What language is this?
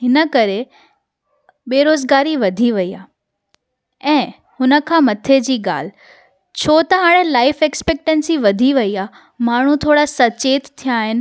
Sindhi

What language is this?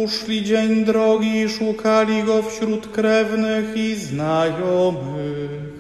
Polish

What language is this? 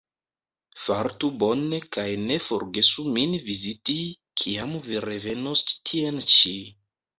Esperanto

